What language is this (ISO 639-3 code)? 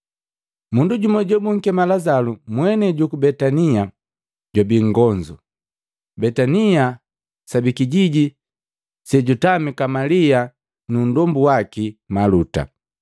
mgv